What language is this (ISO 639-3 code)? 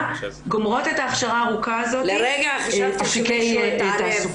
heb